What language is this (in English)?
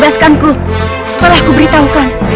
Indonesian